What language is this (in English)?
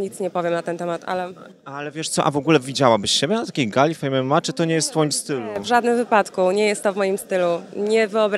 Polish